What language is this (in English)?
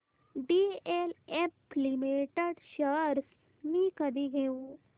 Marathi